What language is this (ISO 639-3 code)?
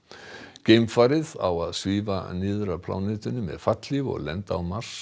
isl